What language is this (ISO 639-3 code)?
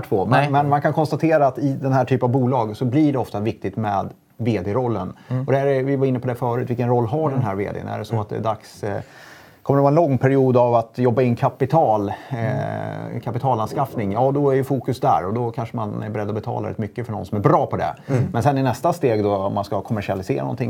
swe